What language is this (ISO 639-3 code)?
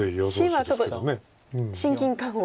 jpn